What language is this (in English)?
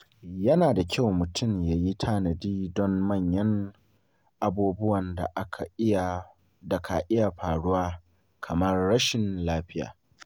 Hausa